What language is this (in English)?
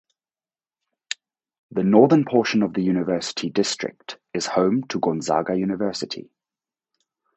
English